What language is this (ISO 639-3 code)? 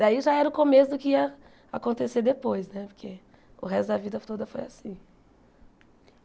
por